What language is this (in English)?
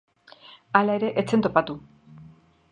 Basque